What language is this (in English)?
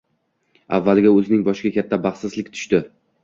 Uzbek